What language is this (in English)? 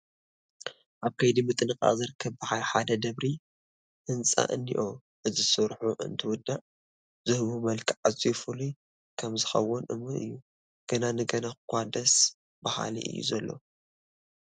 Tigrinya